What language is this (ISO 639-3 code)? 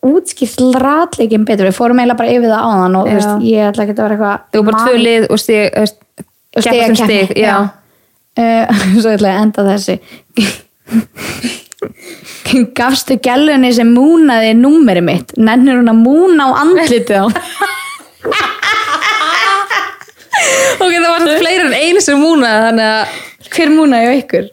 dan